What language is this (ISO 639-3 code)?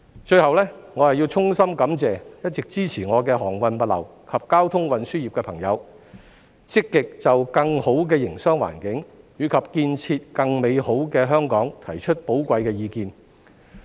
yue